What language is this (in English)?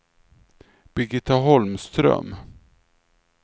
Swedish